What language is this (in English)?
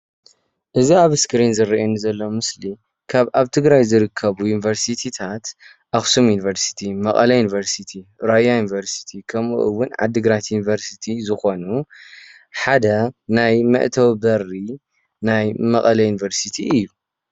Tigrinya